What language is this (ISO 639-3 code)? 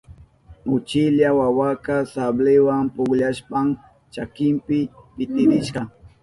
qup